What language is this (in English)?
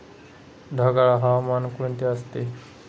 Marathi